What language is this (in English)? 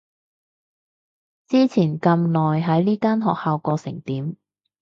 Cantonese